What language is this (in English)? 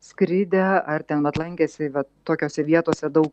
Lithuanian